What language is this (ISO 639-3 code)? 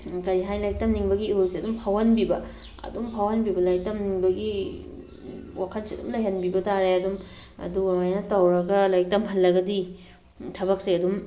mni